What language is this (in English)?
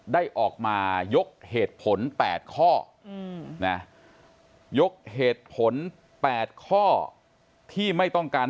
Thai